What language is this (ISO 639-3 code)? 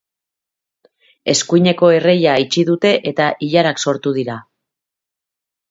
eus